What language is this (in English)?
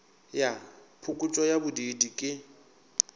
Northern Sotho